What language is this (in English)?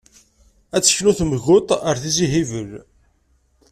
Kabyle